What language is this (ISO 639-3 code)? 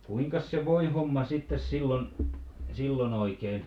fin